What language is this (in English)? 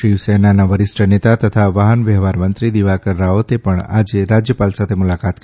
Gujarati